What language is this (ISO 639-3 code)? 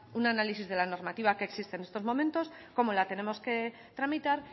spa